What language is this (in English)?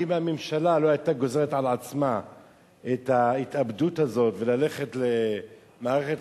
Hebrew